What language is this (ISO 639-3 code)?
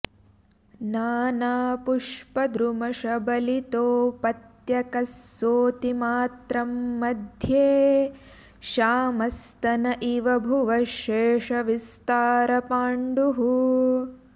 san